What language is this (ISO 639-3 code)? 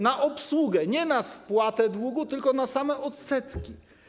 pol